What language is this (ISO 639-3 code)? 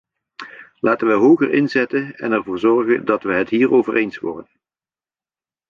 nld